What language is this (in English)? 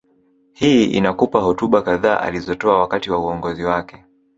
Swahili